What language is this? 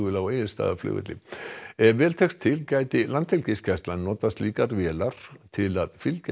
Icelandic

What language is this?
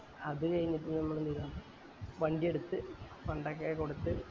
Malayalam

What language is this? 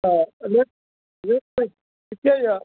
Maithili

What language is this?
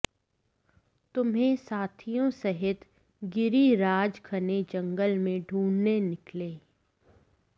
Sanskrit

